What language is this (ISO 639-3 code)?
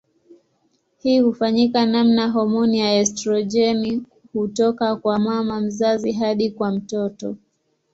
swa